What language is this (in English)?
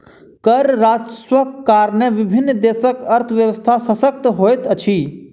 Maithili